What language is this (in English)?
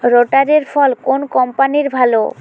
Bangla